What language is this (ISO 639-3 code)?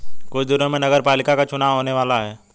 hin